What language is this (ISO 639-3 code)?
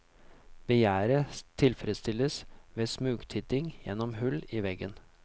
nor